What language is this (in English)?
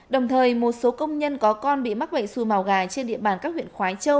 Vietnamese